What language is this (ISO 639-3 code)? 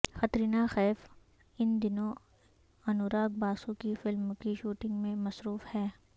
urd